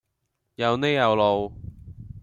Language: Cantonese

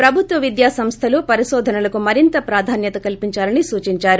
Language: Telugu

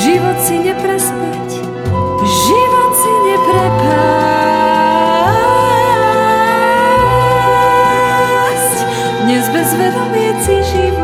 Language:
Slovak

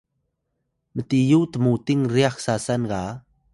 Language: Atayal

